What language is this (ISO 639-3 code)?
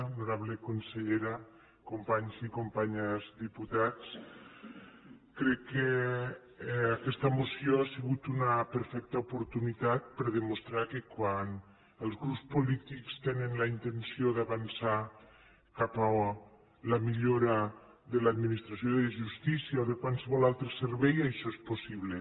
cat